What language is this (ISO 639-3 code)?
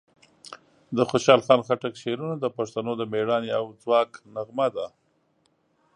pus